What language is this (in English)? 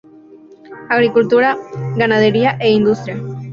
Spanish